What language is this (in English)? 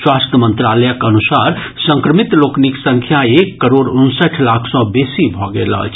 Maithili